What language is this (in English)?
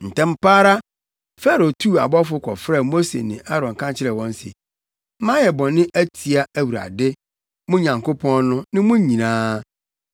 Akan